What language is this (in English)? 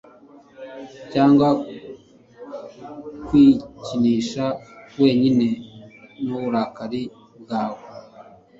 Kinyarwanda